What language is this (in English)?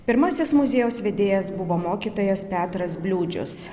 Lithuanian